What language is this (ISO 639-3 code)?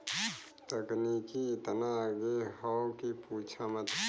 bho